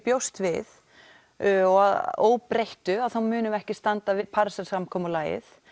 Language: Icelandic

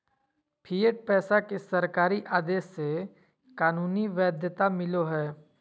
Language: Magahi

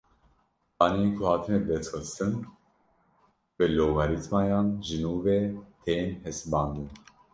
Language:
Kurdish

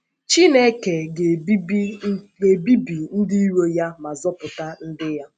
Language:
Igbo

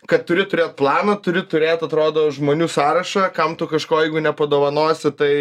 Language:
Lithuanian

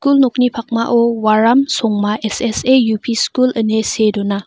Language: Garo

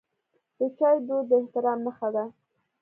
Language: Pashto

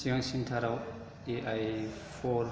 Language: Bodo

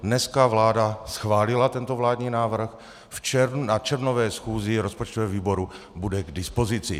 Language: Czech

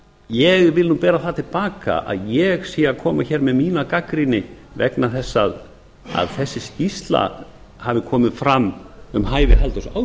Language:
Icelandic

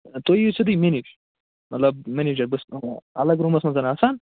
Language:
Kashmiri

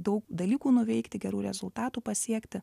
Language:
Lithuanian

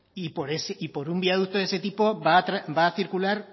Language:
Spanish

